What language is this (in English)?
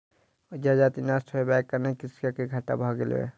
Maithili